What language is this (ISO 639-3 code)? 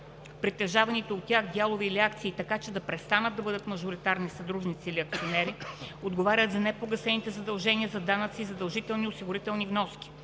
bul